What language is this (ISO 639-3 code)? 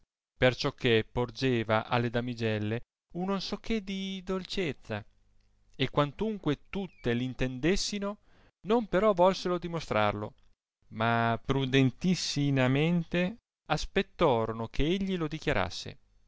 ita